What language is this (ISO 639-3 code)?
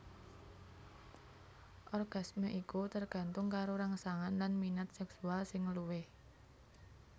jav